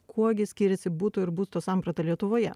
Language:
Lithuanian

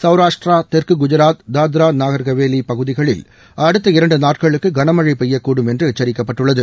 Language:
Tamil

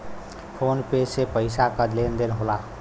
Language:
Bhojpuri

